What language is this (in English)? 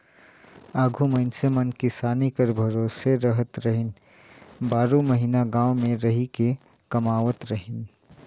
Chhattisgarhi